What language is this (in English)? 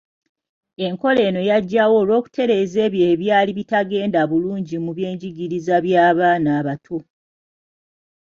Ganda